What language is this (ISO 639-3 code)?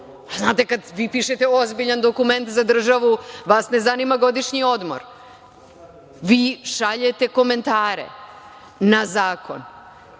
srp